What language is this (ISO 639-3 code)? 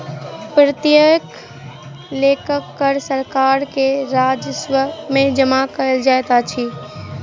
mai